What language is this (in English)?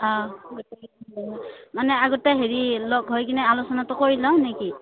Assamese